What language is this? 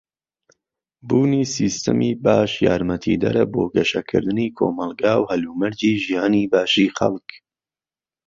Central Kurdish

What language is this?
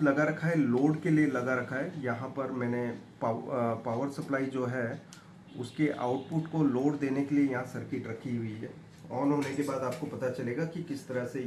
Hindi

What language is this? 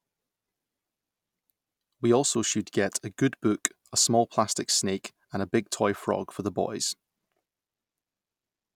English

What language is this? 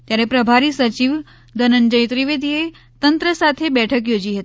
Gujarati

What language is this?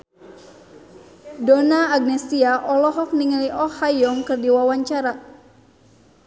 Sundanese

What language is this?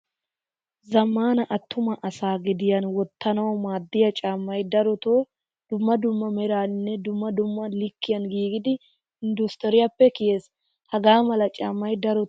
Wolaytta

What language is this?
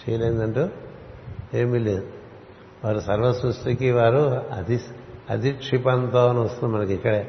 Telugu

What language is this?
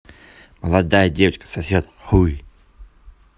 Russian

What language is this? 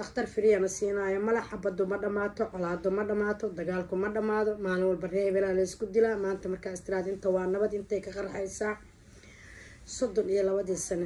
Arabic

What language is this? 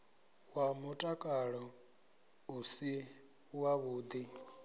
Venda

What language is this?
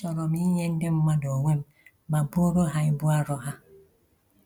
Igbo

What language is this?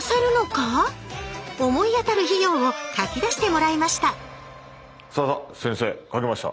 Japanese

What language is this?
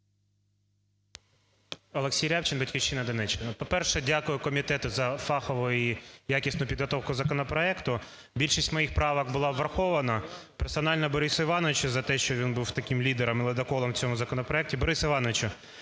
Ukrainian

